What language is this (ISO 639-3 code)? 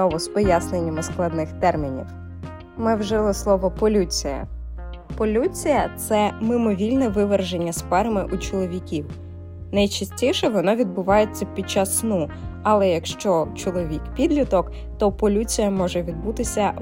ukr